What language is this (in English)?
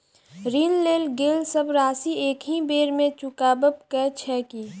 Maithili